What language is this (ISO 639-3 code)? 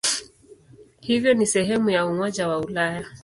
swa